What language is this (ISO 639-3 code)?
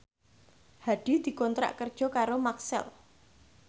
jav